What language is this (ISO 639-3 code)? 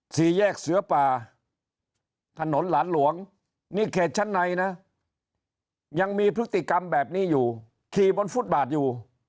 tha